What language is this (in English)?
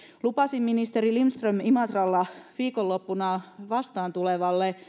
Finnish